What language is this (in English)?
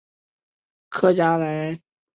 Chinese